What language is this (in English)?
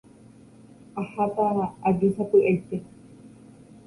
Guarani